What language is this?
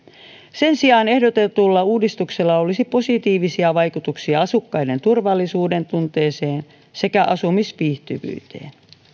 Finnish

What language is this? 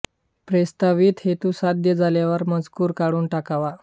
Marathi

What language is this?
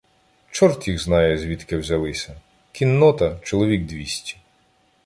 Ukrainian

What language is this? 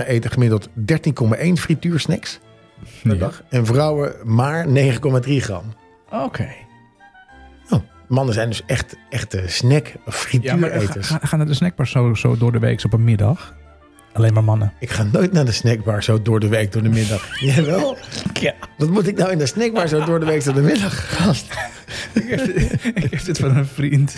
Dutch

